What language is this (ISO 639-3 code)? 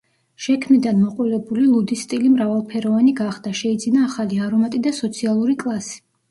kat